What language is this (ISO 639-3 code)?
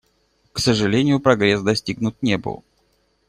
rus